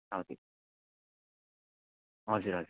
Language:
Nepali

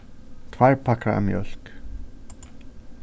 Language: Faroese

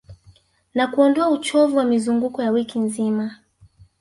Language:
Swahili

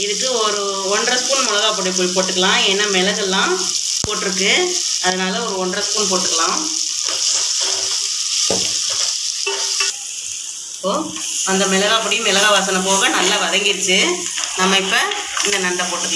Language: Indonesian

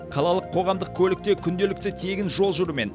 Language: Kazakh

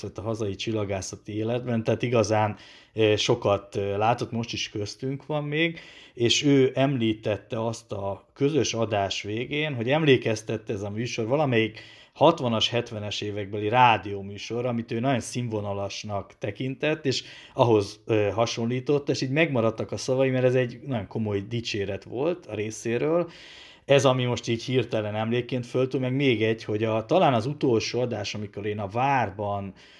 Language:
Hungarian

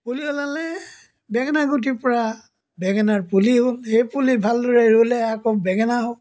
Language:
Assamese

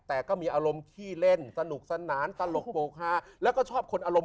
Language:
Thai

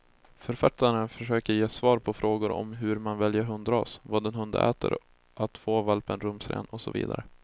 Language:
Swedish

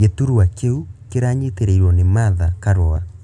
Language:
Kikuyu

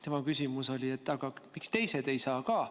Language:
Estonian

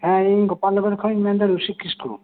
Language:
Santali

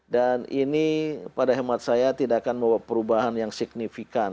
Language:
Indonesian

